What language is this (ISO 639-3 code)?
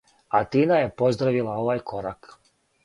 srp